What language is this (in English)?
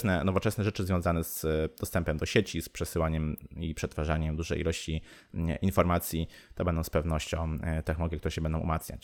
Polish